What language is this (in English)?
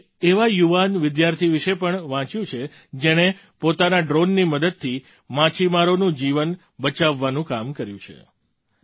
Gujarati